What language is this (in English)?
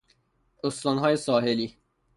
Persian